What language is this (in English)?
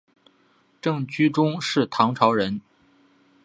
Chinese